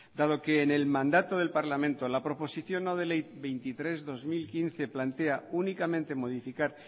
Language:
Spanish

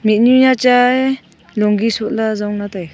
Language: Wancho Naga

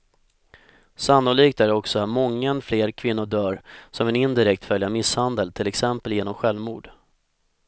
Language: Swedish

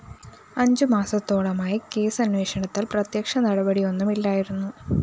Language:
Malayalam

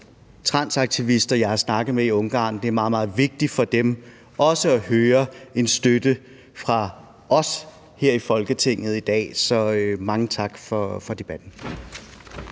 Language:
Danish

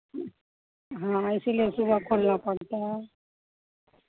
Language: Hindi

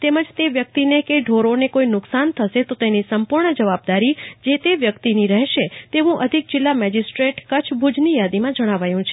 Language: Gujarati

